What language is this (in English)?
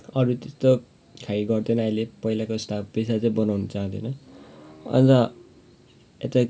Nepali